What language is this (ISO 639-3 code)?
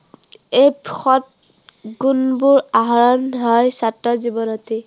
asm